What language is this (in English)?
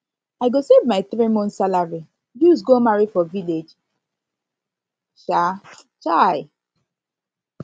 Nigerian Pidgin